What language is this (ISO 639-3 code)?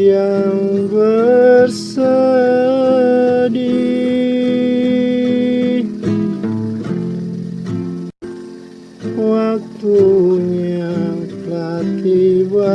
ind